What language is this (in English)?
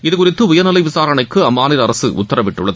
Tamil